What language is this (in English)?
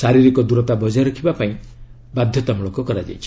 Odia